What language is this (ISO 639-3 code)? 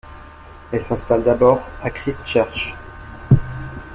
fra